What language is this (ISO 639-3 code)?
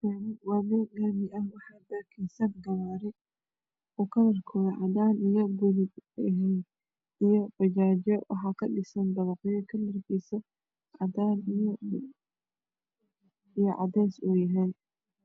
som